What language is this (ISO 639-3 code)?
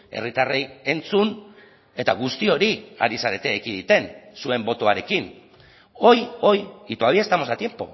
eus